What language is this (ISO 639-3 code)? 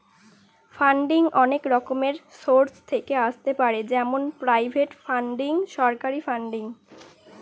ben